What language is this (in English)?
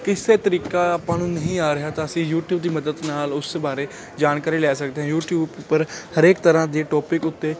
Punjabi